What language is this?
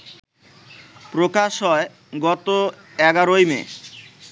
Bangla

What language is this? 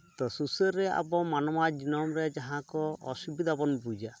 Santali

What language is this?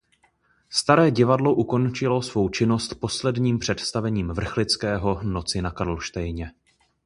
Czech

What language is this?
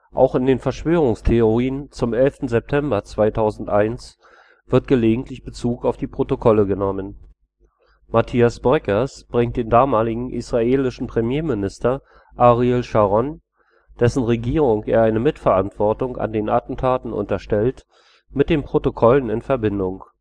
German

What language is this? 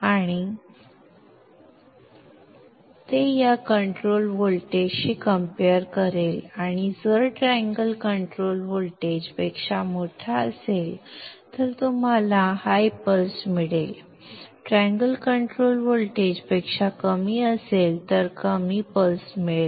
Marathi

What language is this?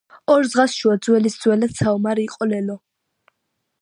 Georgian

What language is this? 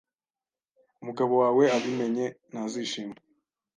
Kinyarwanda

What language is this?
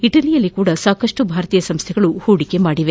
Kannada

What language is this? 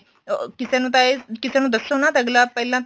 Punjabi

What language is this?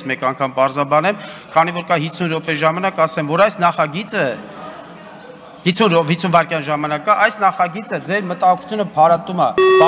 Turkish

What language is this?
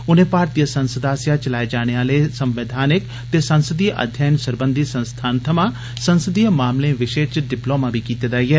Dogri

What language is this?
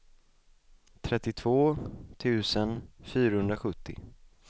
Swedish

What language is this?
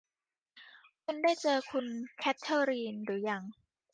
Thai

